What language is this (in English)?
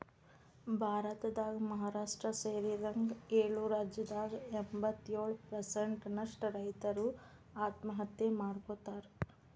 Kannada